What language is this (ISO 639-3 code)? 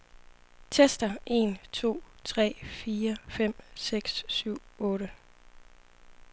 dan